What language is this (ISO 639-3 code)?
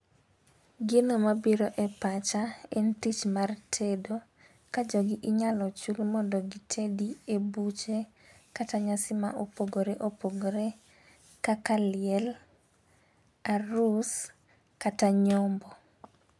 luo